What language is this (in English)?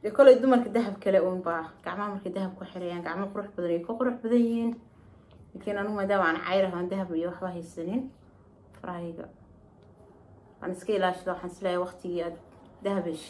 Arabic